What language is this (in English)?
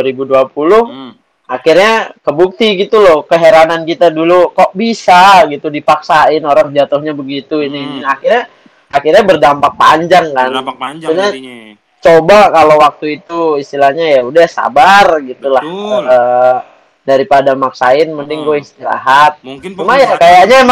Indonesian